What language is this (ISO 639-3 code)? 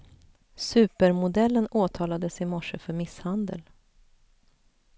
swe